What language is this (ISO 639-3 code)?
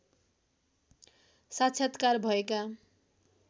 nep